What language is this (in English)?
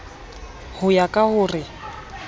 Southern Sotho